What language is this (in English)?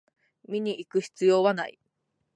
Japanese